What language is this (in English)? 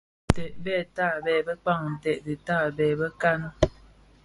Bafia